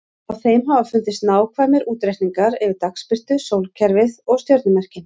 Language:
Icelandic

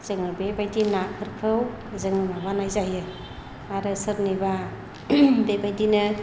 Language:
Bodo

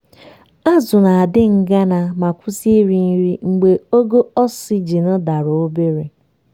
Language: Igbo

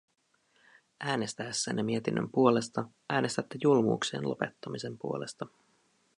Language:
Finnish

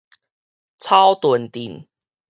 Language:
Min Nan Chinese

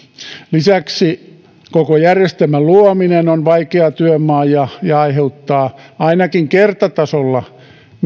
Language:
Finnish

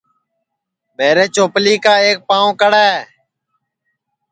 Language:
Sansi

